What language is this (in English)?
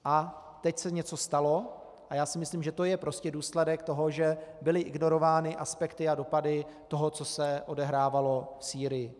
Czech